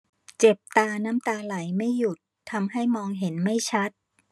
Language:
Thai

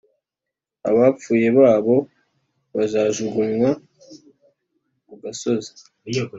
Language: Kinyarwanda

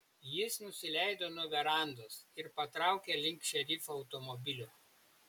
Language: Lithuanian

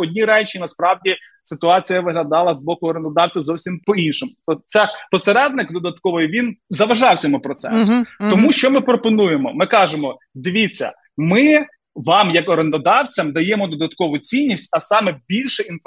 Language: Ukrainian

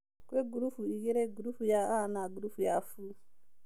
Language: Kikuyu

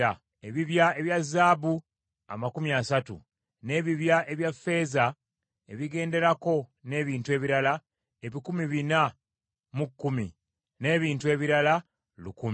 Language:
Ganda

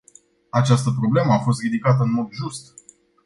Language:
Romanian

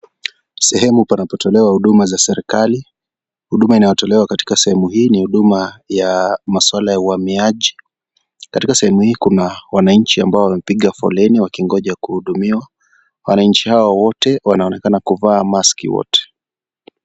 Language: Swahili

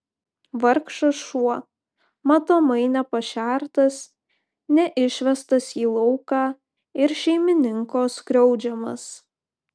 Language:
Lithuanian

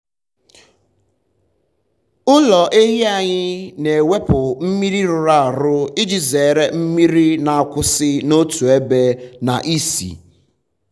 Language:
Igbo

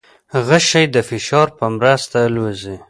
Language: Pashto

